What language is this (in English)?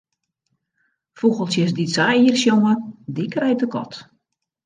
Western Frisian